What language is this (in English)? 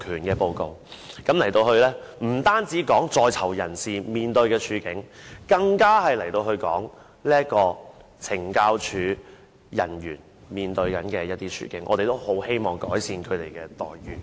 Cantonese